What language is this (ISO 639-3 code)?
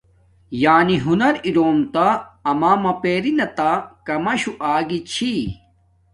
dmk